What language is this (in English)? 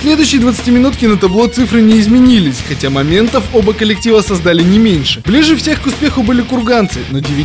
Russian